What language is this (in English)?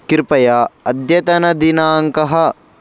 Sanskrit